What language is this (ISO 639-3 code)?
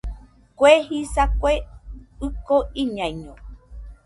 hux